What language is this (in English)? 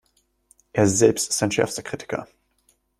German